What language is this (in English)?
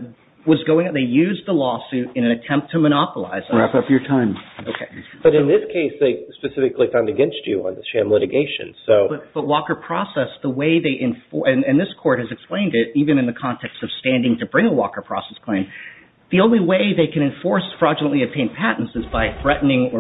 English